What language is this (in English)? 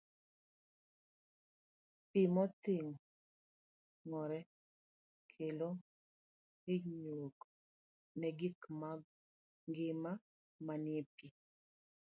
Luo (Kenya and Tanzania)